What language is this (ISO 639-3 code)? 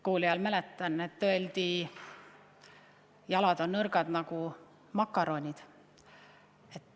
est